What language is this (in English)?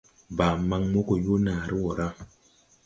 Tupuri